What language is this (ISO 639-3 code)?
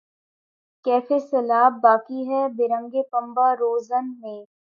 urd